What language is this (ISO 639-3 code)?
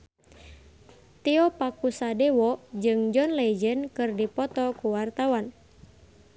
sun